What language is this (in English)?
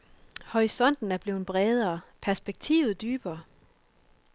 Danish